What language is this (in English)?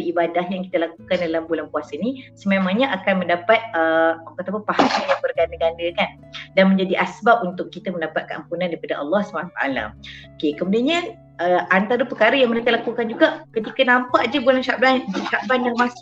Malay